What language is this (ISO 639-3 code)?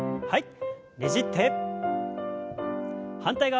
jpn